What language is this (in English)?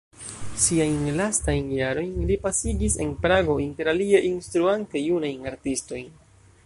Esperanto